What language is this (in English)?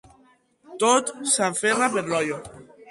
Catalan